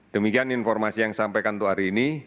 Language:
Indonesian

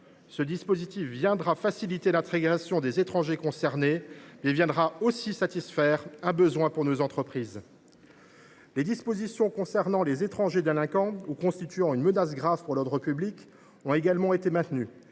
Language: French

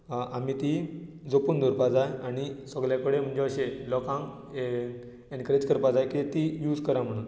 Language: Konkani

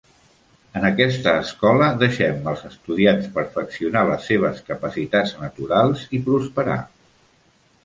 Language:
Catalan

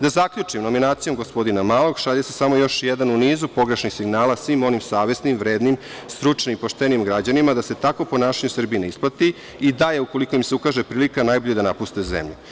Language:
Serbian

